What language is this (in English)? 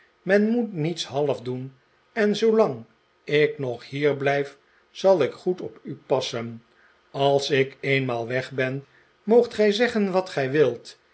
Dutch